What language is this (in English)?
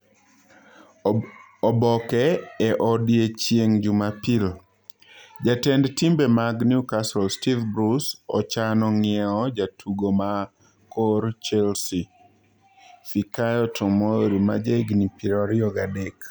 Luo (Kenya and Tanzania)